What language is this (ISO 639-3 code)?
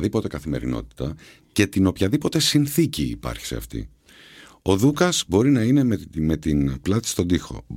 ell